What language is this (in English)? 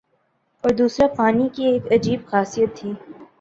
Urdu